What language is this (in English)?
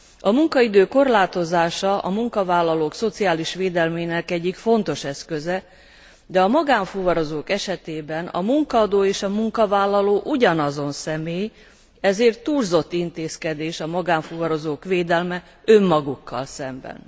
Hungarian